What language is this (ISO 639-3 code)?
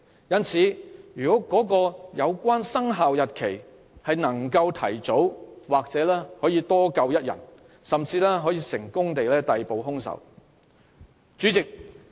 yue